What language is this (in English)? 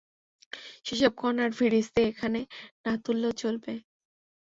Bangla